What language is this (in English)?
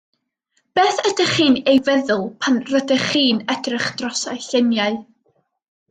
Welsh